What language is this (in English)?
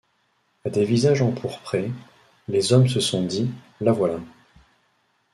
French